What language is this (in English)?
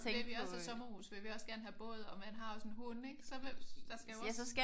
Danish